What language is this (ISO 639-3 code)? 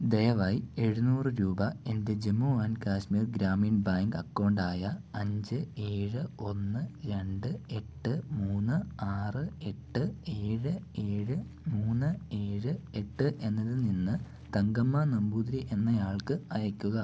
mal